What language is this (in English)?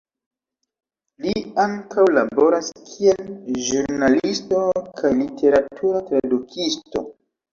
Esperanto